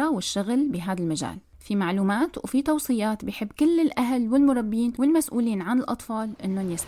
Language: Arabic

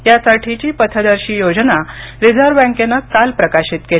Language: Marathi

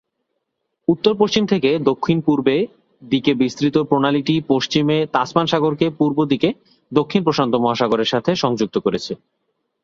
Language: Bangla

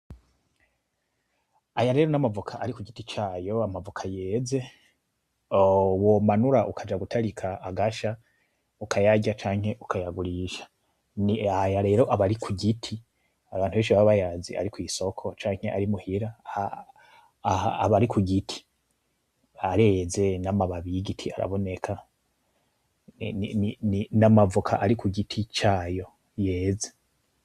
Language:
Rundi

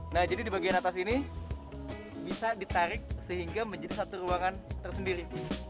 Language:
Indonesian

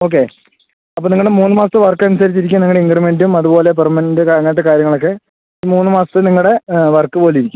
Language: Malayalam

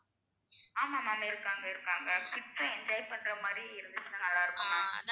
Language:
Tamil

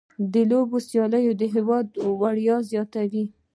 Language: Pashto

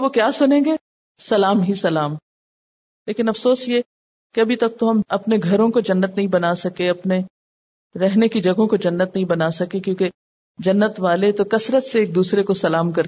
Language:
Urdu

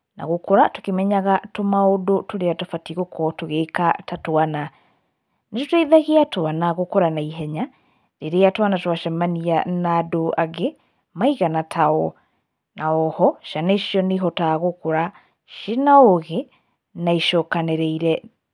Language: Kikuyu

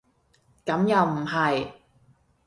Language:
Cantonese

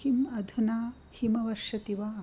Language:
Sanskrit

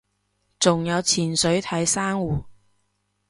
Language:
Cantonese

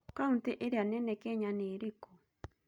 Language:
Kikuyu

